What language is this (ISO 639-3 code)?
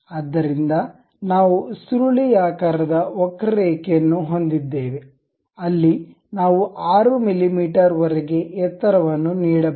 kan